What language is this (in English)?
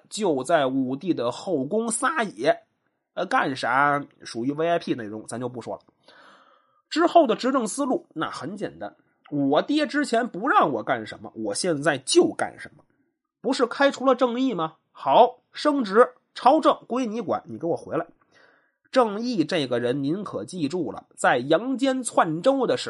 Chinese